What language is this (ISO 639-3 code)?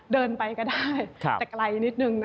tha